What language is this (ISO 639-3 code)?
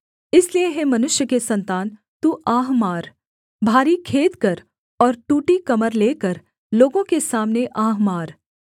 hin